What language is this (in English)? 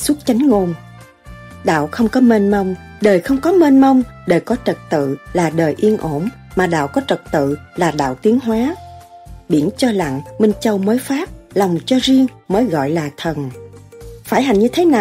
Vietnamese